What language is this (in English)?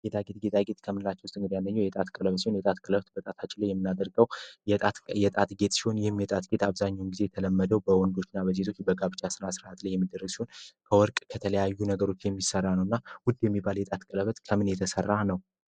Amharic